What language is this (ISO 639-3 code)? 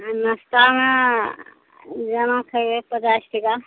mai